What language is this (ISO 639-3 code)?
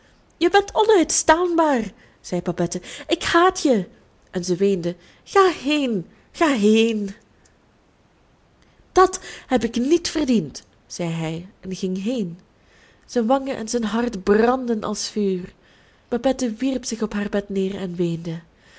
nld